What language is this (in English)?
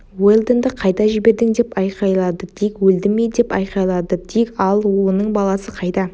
Kazakh